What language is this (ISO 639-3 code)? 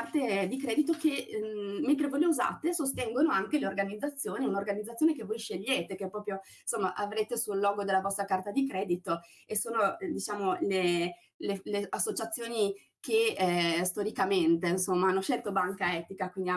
ita